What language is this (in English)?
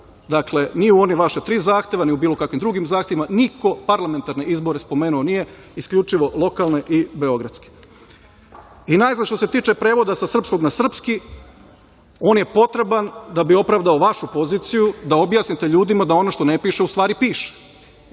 Serbian